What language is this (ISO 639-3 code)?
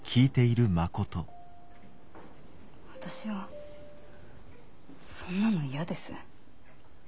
jpn